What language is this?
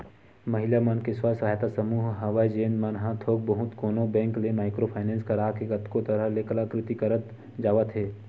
Chhattisgarhi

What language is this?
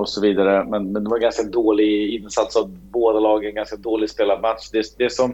Swedish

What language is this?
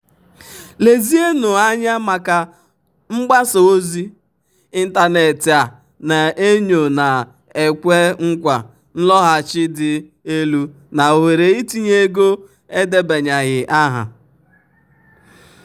Igbo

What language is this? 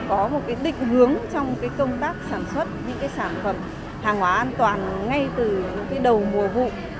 Vietnamese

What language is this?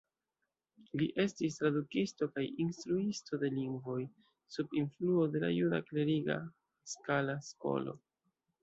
Esperanto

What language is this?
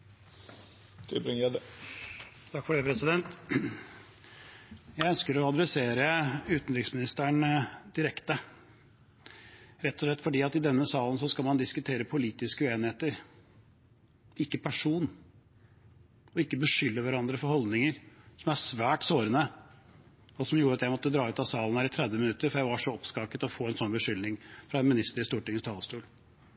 Norwegian Bokmål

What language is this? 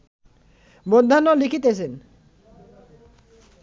Bangla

